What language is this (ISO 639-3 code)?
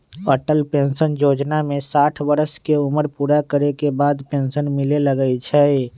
mag